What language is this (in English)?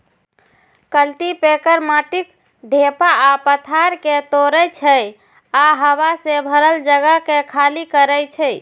Maithili